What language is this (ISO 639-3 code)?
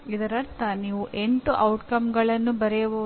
kan